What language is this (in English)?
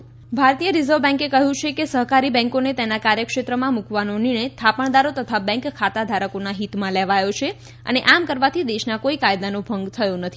Gujarati